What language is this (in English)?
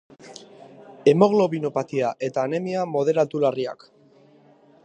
Basque